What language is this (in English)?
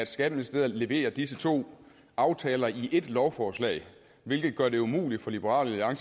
Danish